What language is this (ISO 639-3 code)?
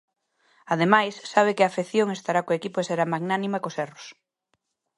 glg